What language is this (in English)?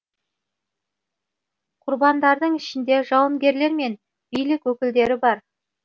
Kazakh